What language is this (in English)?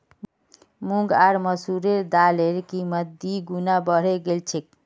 Magahi